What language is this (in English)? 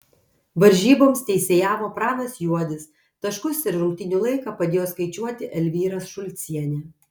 Lithuanian